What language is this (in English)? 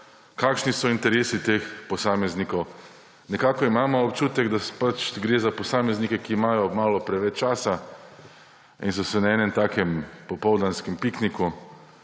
Slovenian